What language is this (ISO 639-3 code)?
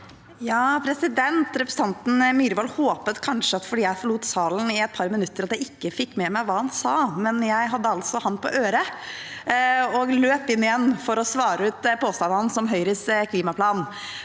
nor